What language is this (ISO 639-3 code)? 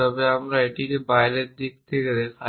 ben